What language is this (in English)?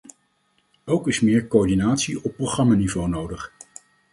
Dutch